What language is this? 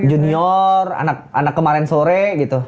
Indonesian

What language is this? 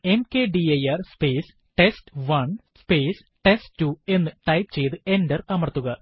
Malayalam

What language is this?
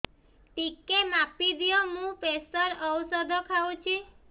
Odia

